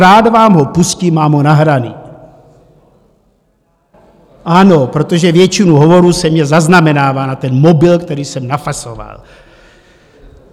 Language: Czech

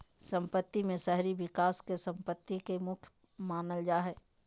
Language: Magahi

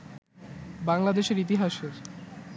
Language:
Bangla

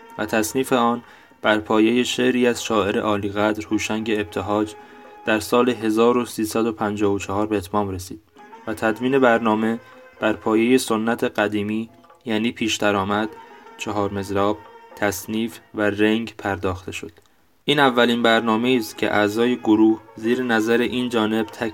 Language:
Persian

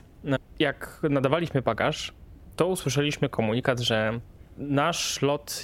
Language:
Polish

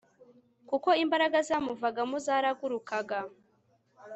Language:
Kinyarwanda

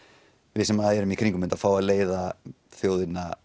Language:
Icelandic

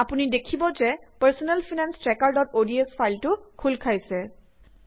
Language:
Assamese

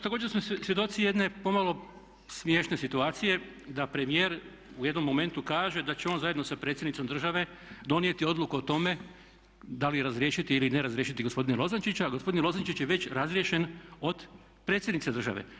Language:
Croatian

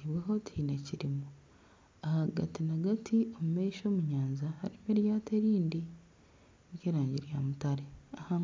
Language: Nyankole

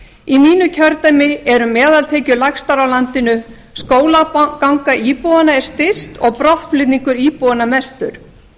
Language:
Icelandic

